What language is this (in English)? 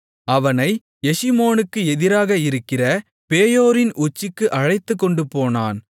Tamil